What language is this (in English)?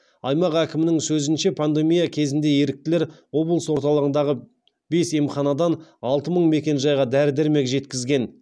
Kazakh